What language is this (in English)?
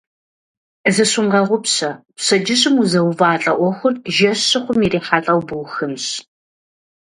Kabardian